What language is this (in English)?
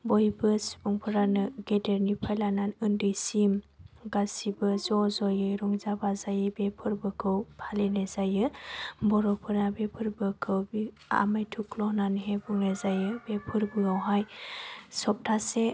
Bodo